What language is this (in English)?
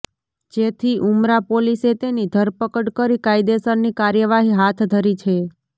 Gujarati